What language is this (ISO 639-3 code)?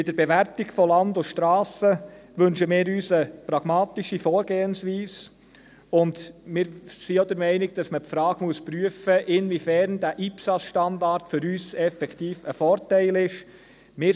gsw